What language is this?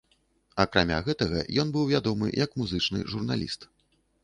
Belarusian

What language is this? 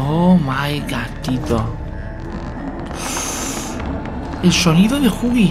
Spanish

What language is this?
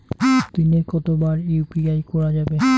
Bangla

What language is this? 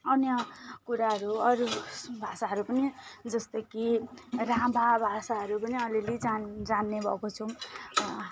Nepali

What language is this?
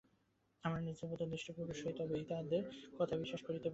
Bangla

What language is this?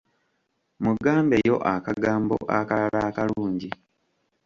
Ganda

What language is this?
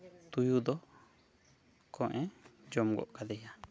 Santali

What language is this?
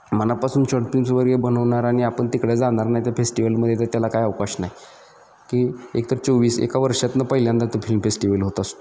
Marathi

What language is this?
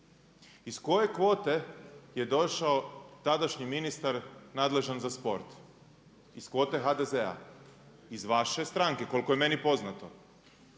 Croatian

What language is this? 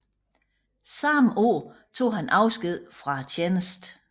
Danish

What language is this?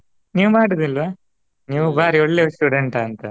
Kannada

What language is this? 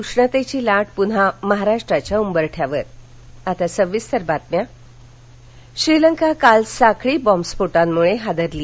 Marathi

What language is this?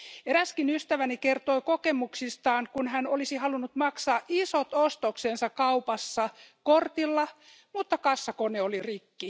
Finnish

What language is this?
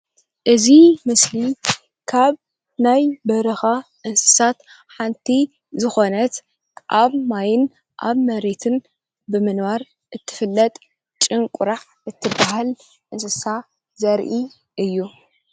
Tigrinya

